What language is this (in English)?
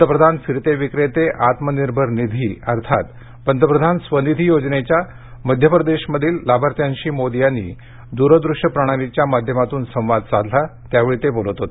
Marathi